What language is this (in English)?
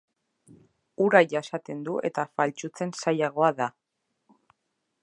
Basque